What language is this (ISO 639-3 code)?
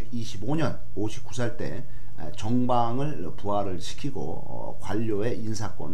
kor